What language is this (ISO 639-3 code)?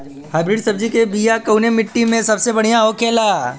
bho